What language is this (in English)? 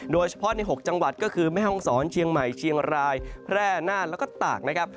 Thai